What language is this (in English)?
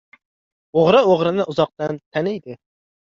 Uzbek